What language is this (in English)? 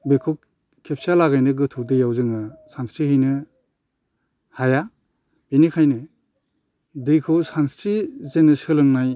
Bodo